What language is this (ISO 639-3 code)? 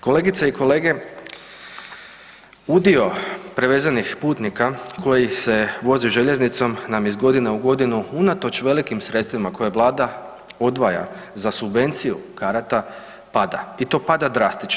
hrv